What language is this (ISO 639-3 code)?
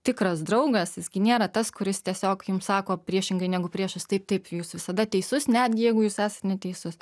lit